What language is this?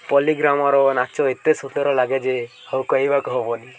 Odia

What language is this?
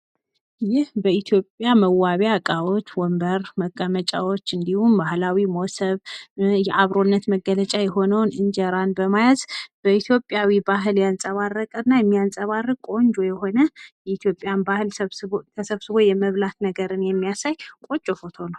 Amharic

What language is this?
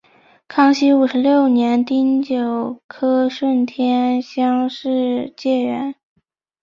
Chinese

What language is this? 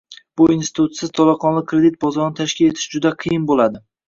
Uzbek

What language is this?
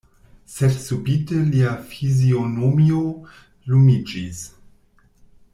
Esperanto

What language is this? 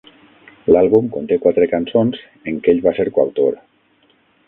Catalan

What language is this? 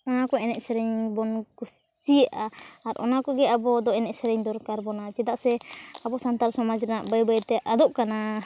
Santali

